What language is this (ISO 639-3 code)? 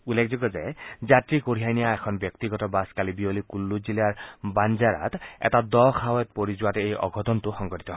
asm